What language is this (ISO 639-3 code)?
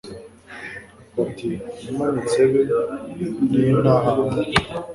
kin